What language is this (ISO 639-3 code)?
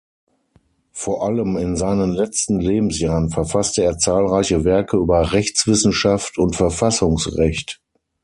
deu